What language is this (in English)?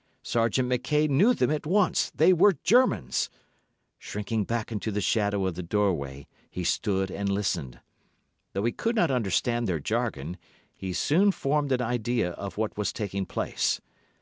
English